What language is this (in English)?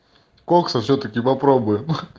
Russian